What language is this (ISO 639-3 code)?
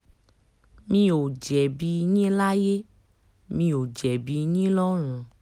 yor